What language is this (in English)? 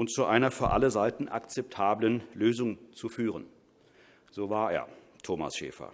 German